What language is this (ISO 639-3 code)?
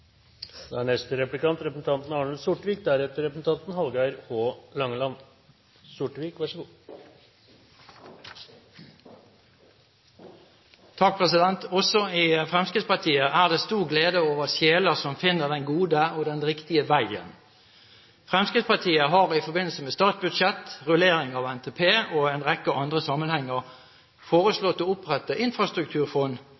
nor